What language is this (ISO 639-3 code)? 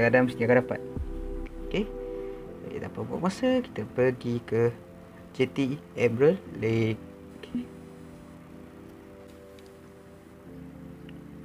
msa